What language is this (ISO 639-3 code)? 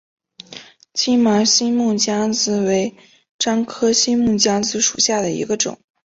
zho